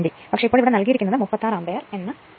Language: Malayalam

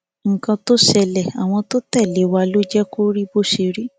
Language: Yoruba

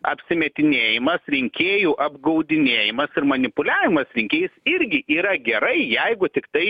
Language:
Lithuanian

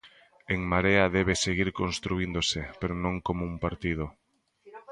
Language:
Galician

